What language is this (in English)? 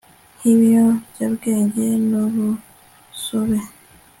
Kinyarwanda